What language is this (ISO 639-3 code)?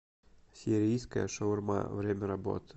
rus